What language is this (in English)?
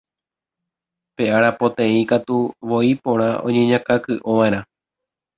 Guarani